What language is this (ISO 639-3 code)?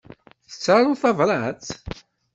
kab